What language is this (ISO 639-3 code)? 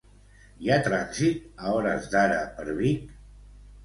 cat